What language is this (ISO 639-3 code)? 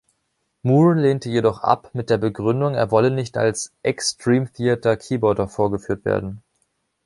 deu